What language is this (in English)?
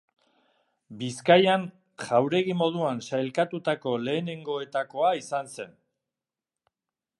Basque